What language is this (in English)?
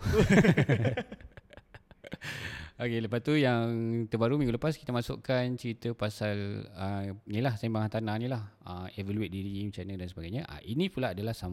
Malay